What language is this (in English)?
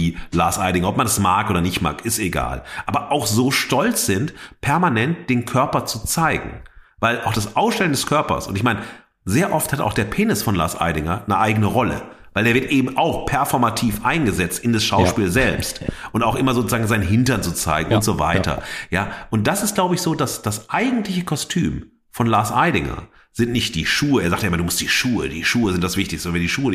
German